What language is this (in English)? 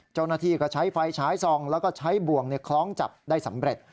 Thai